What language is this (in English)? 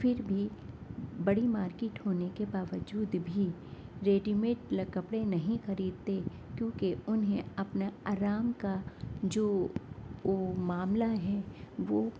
Urdu